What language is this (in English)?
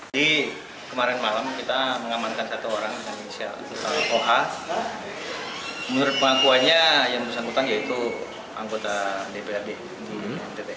Indonesian